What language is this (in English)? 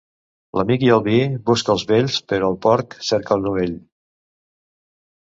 Catalan